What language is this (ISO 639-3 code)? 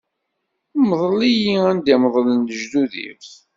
kab